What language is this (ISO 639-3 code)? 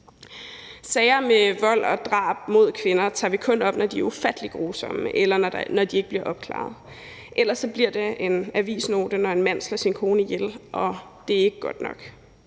dan